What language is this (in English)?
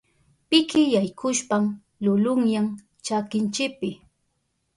Southern Pastaza Quechua